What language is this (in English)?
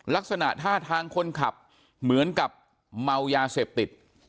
Thai